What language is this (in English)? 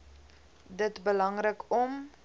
Afrikaans